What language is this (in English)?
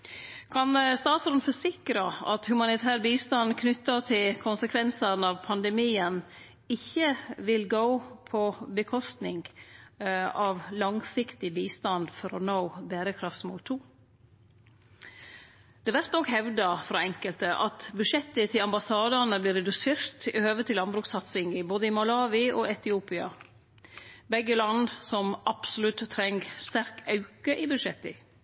Norwegian Nynorsk